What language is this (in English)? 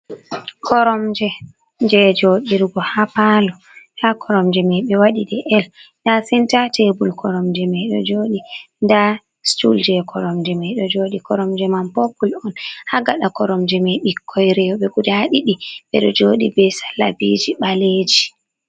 Fula